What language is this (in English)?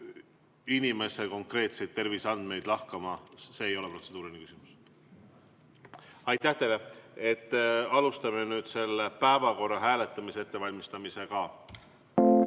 Estonian